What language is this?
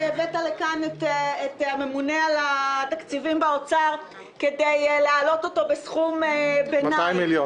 Hebrew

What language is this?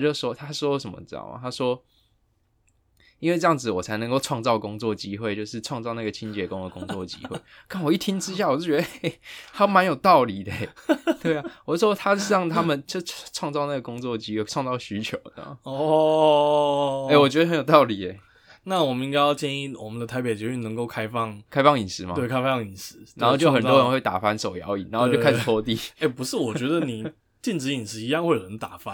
Chinese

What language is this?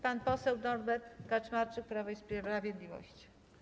Polish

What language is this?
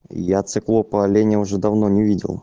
Russian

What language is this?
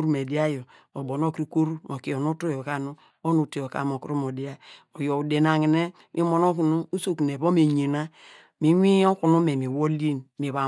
Degema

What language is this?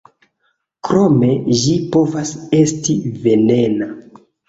Esperanto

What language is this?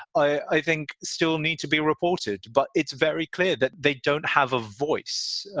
English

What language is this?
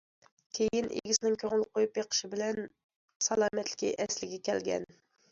Uyghur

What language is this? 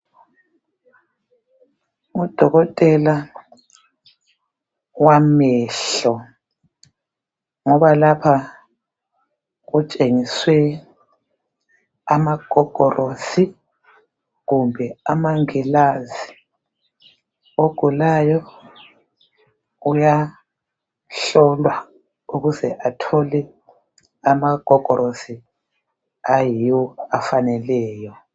North Ndebele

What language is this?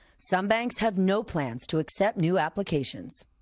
English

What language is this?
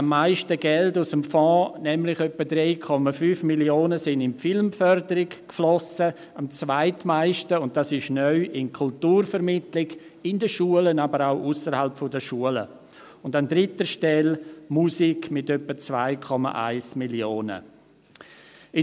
Swiss German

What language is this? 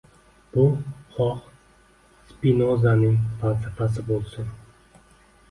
Uzbek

